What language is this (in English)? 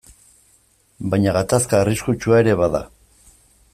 Basque